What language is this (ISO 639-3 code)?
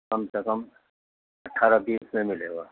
urd